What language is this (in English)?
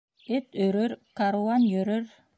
Bashkir